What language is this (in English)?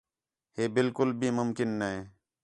Khetrani